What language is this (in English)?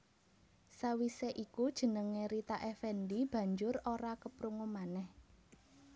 Javanese